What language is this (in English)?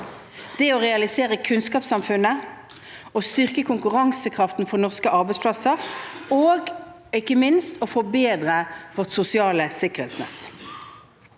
Norwegian